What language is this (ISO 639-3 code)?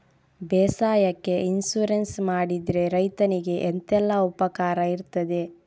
kan